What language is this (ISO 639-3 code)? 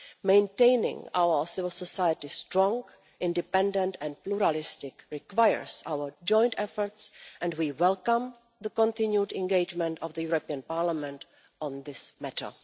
eng